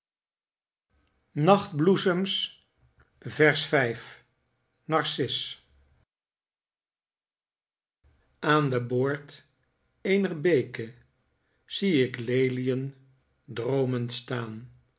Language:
Dutch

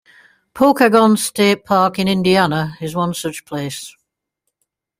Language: English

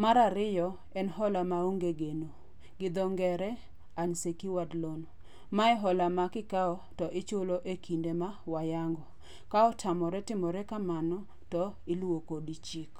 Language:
Luo (Kenya and Tanzania)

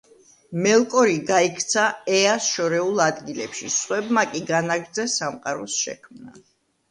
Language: Georgian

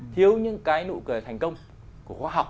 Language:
Vietnamese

